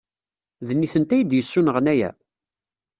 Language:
Kabyle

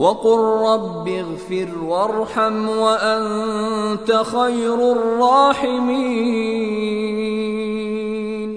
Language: Arabic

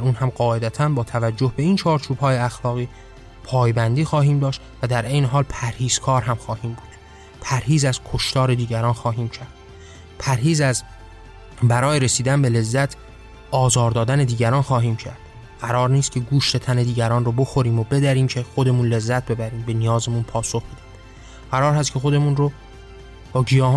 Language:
Persian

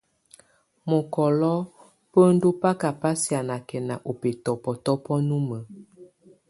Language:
Tunen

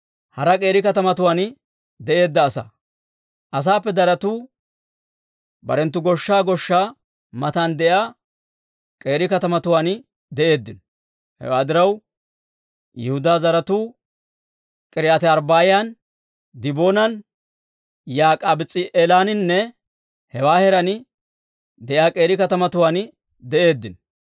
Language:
Dawro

